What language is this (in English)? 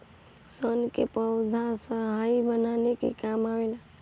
Bhojpuri